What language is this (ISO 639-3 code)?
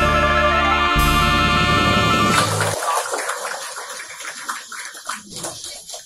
tha